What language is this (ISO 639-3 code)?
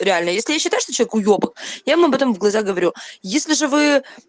rus